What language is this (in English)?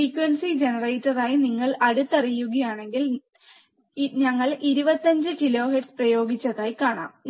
Malayalam